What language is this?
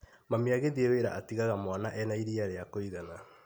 Kikuyu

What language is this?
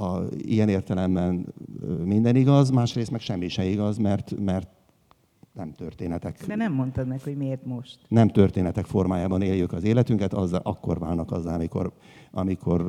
Hungarian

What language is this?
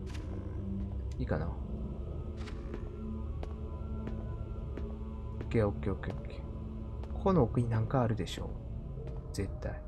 Japanese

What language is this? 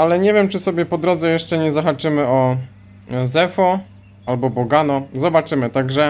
Polish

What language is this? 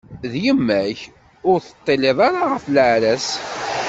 Kabyle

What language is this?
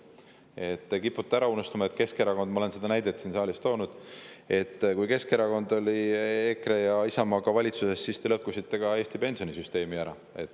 Estonian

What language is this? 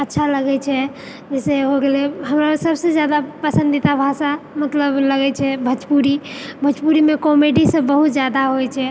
Maithili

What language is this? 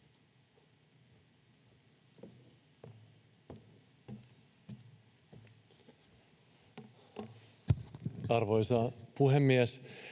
Finnish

